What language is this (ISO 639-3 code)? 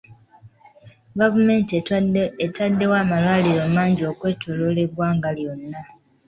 lug